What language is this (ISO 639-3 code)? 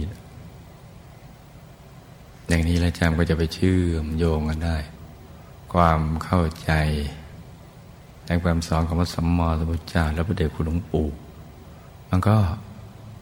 tha